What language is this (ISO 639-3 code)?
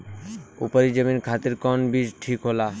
bho